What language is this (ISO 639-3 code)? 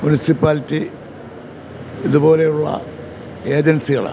mal